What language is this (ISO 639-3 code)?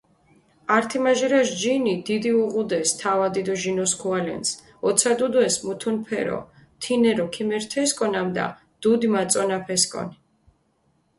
xmf